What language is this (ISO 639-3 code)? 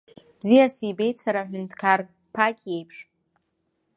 abk